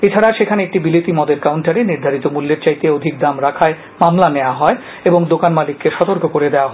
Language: Bangla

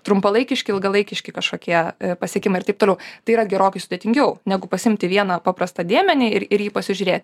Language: Lithuanian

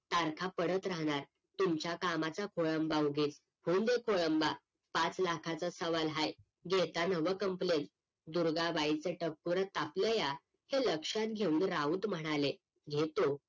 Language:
Marathi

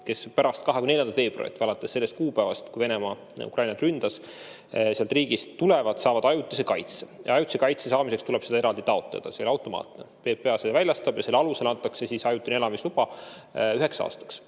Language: Estonian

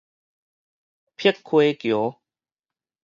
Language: Min Nan Chinese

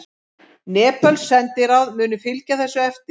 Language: Icelandic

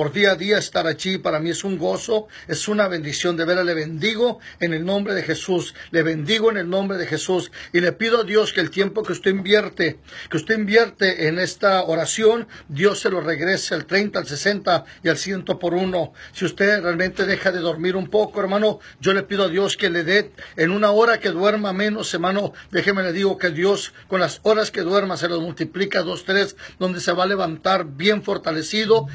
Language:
Spanish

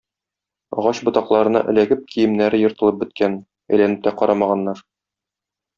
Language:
Tatar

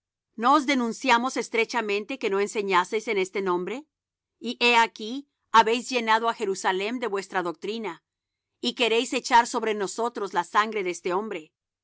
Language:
Spanish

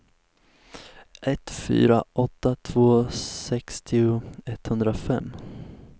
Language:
Swedish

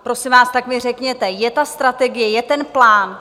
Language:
Czech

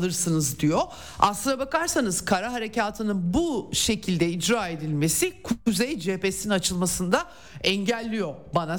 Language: Turkish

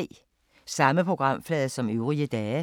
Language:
Danish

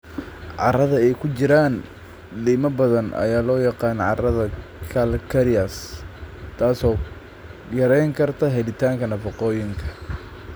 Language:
Somali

